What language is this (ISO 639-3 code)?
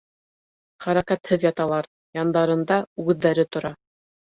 bak